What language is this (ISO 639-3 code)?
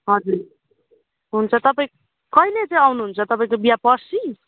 nep